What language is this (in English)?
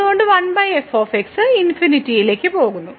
Malayalam